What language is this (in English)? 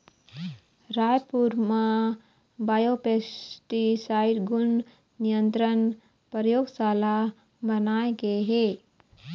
Chhattisgarhi